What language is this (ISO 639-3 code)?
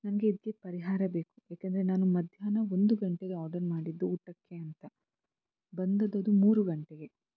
kan